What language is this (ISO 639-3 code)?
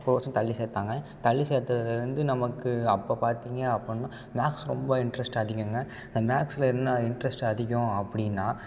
tam